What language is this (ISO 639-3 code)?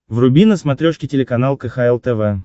rus